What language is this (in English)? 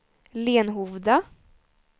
Swedish